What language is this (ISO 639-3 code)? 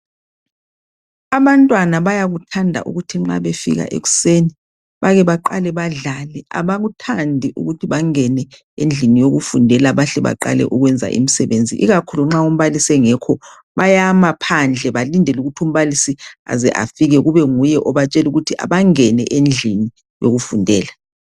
nde